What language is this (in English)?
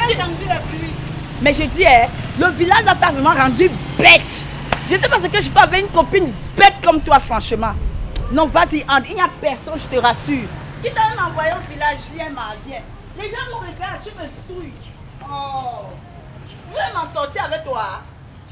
French